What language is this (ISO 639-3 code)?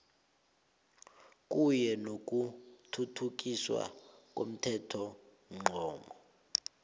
nbl